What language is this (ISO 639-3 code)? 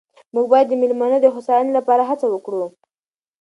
pus